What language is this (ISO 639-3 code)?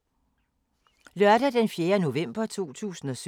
dan